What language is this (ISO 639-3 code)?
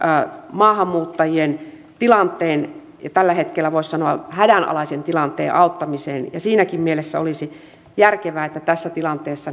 fin